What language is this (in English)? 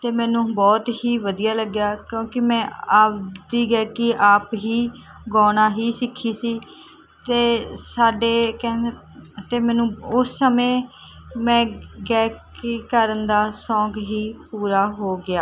Punjabi